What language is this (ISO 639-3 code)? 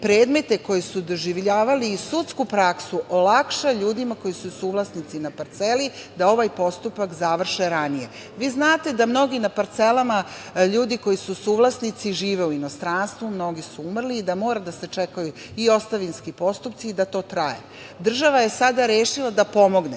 srp